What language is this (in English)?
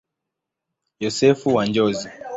Swahili